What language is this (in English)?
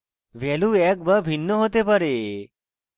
Bangla